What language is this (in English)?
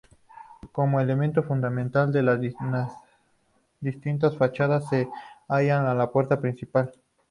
Spanish